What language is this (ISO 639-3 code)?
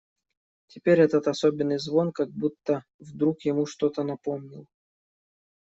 rus